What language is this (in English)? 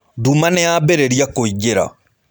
Kikuyu